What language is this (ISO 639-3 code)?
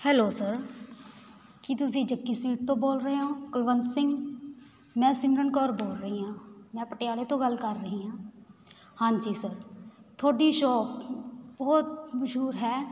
pan